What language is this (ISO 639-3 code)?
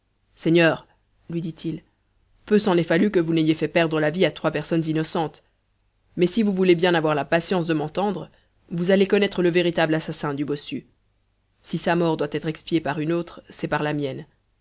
fra